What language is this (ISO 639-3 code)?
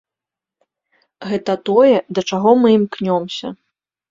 bel